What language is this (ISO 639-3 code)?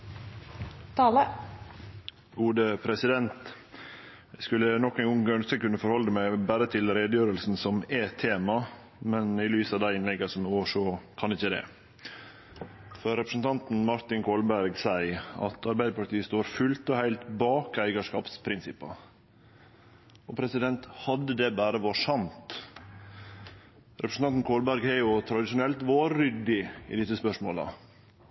nno